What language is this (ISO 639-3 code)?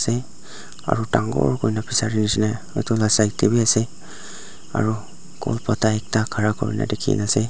nag